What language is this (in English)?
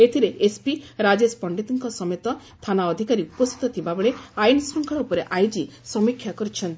Odia